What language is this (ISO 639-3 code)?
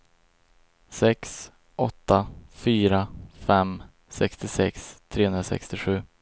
swe